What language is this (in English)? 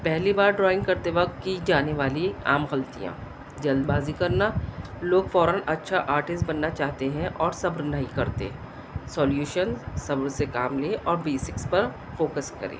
Urdu